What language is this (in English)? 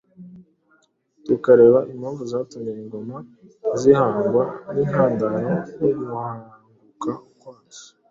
Kinyarwanda